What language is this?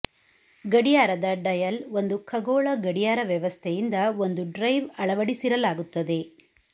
Kannada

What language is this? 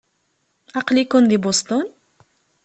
Kabyle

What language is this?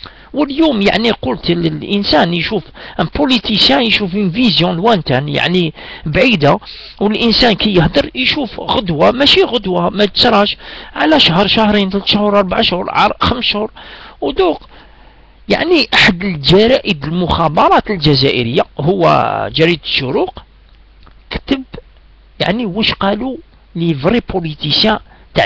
Arabic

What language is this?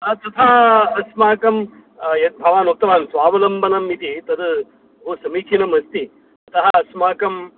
Sanskrit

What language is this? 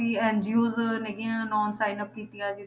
Punjabi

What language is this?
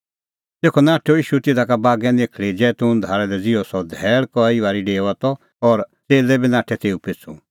Kullu Pahari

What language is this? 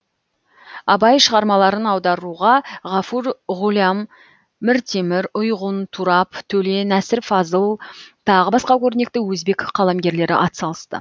Kazakh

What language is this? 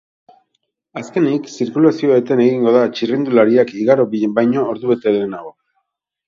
Basque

